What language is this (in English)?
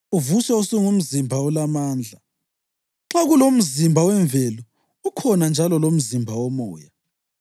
North Ndebele